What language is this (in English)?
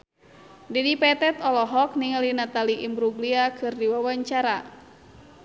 Sundanese